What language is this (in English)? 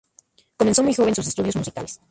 Spanish